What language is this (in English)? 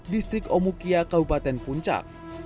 Indonesian